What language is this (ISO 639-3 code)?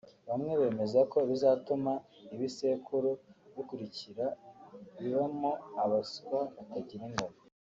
kin